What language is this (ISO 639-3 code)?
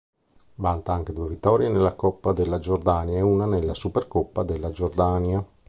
ita